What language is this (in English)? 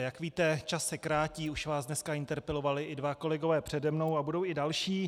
Czech